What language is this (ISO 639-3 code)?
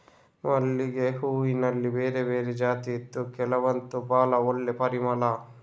kan